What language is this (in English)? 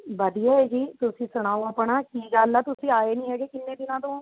Punjabi